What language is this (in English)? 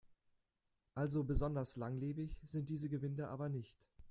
German